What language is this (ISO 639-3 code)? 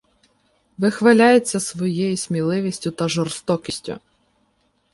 ukr